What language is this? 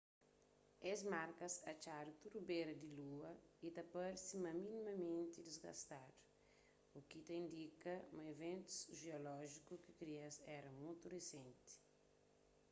Kabuverdianu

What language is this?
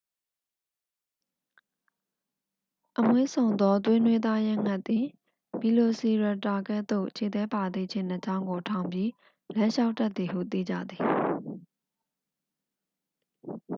Burmese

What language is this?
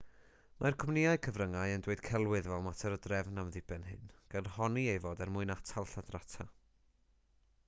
Welsh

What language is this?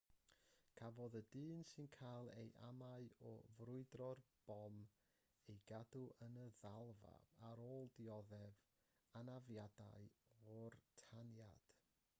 Welsh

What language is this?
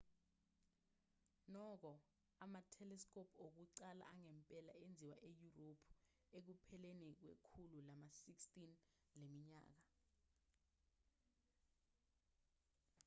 Zulu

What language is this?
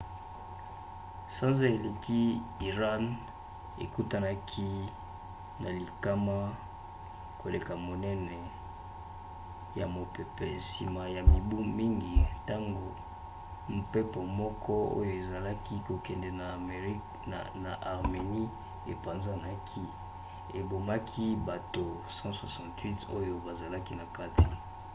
Lingala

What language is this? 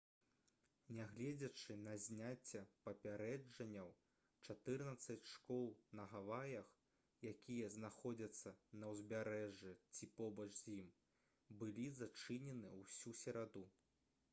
Belarusian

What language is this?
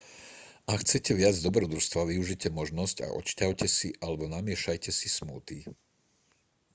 Slovak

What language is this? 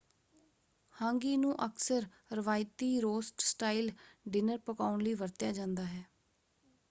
Punjabi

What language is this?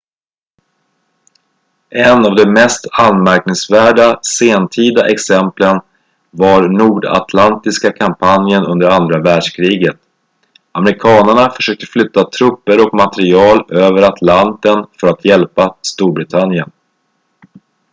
Swedish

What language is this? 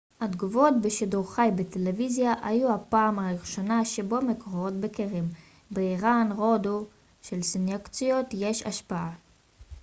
Hebrew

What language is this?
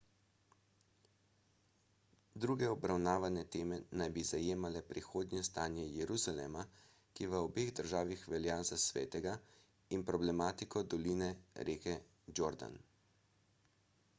Slovenian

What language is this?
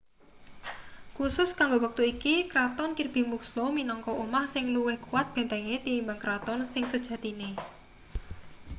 Javanese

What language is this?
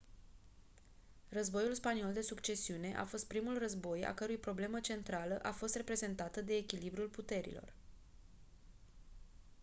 Romanian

